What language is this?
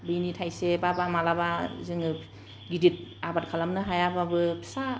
Bodo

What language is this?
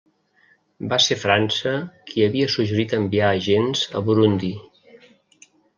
Catalan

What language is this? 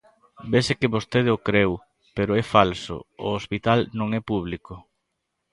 Galician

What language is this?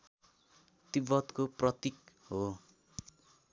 Nepali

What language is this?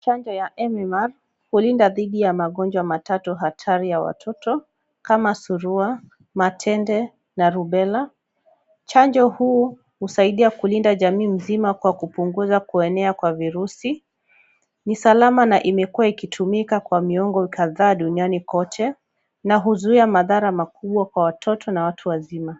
Swahili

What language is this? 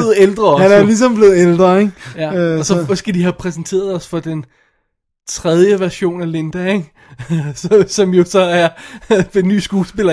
Danish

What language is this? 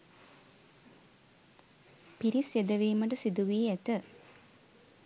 Sinhala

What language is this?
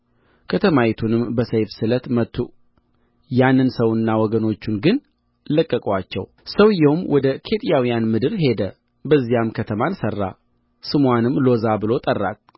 Amharic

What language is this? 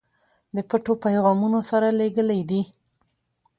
Pashto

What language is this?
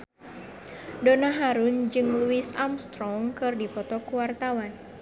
Sundanese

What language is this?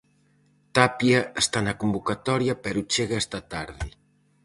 Galician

